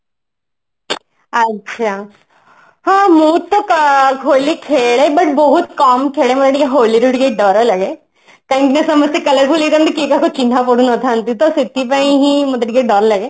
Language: Odia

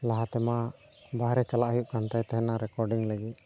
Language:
Santali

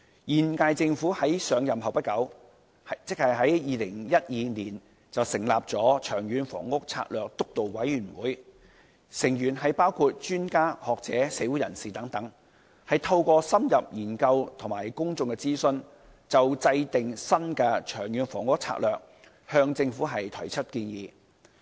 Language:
Cantonese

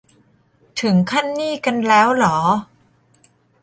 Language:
Thai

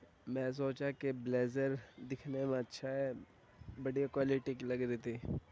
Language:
Urdu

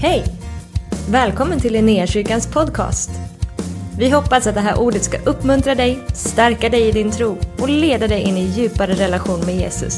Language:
Swedish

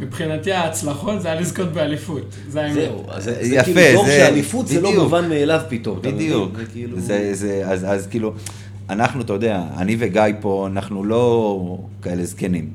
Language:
Hebrew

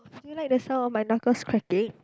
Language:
English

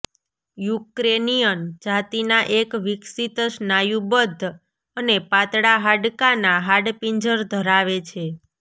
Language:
Gujarati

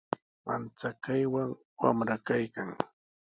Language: Sihuas Ancash Quechua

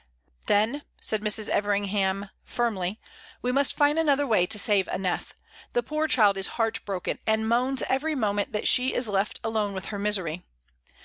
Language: English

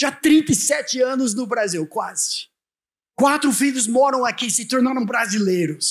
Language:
Portuguese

